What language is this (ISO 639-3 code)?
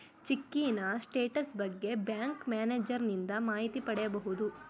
kan